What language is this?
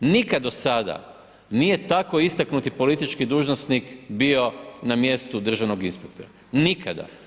Croatian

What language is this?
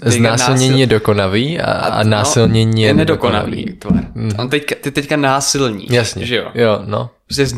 Czech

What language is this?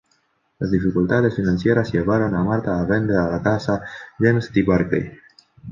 Spanish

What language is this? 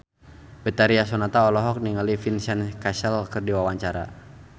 Sundanese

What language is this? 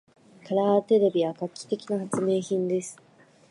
Japanese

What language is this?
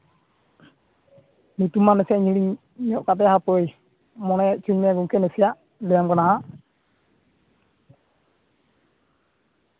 Santali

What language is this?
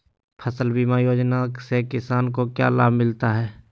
Magahi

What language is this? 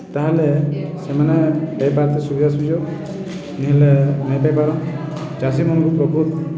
Odia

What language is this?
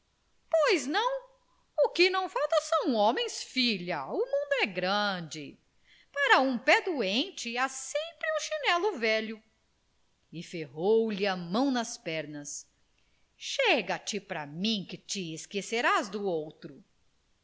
Portuguese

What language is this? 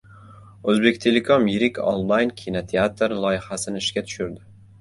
Uzbek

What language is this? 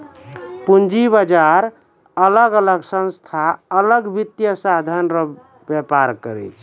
Maithili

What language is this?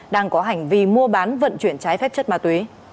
Vietnamese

